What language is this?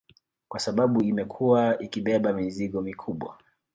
Swahili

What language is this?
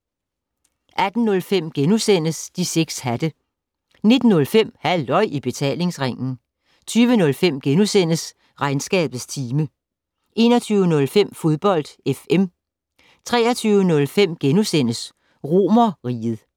Danish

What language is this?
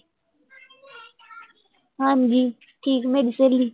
Punjabi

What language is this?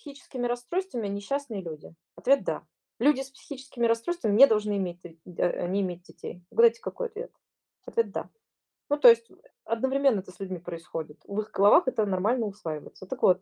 Russian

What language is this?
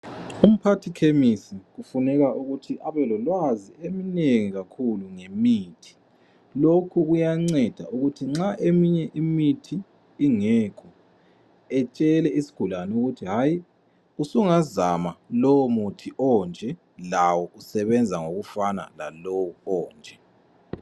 North Ndebele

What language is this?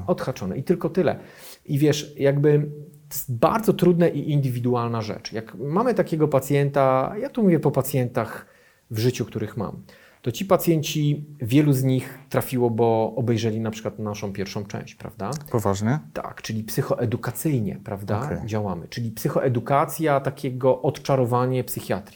Polish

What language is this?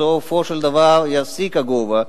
Hebrew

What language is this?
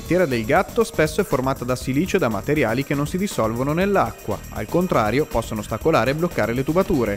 Italian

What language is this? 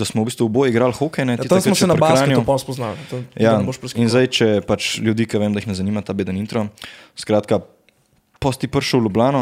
Slovak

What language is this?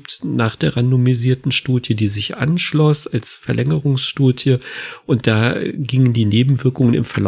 German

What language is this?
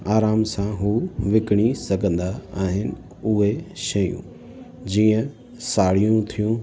Sindhi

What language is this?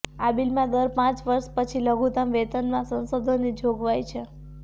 Gujarati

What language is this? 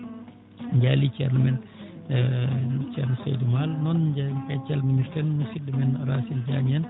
Fula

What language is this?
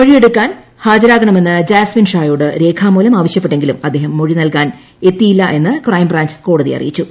Malayalam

